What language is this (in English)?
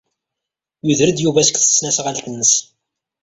Kabyle